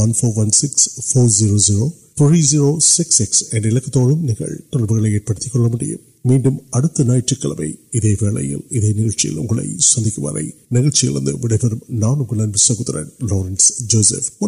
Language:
Urdu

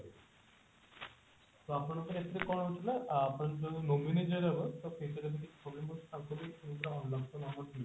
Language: Odia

